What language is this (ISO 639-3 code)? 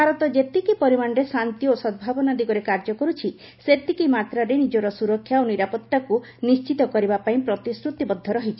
ori